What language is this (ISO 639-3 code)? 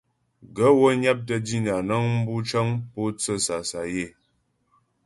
bbj